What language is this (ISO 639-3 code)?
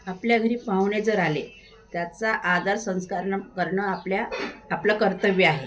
mar